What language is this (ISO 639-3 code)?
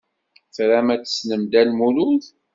kab